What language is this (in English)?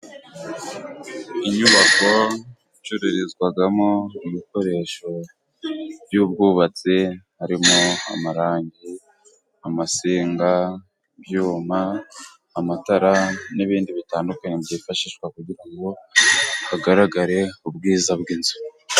Kinyarwanda